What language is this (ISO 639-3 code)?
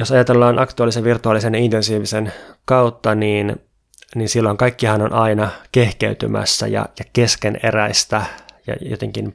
fin